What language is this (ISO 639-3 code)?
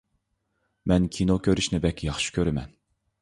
uig